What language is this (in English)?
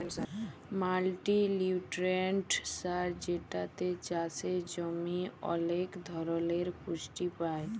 Bangla